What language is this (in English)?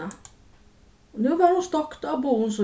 Faroese